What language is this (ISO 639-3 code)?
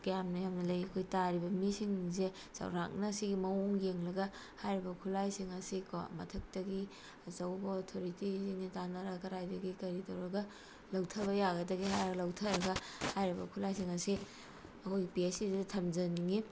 mni